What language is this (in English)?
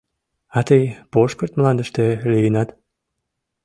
Mari